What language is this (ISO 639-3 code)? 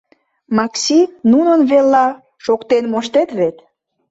chm